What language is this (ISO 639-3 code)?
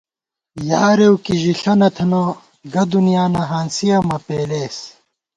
gwt